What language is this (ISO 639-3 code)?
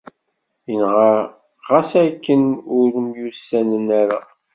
kab